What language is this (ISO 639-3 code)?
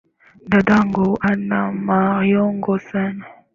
swa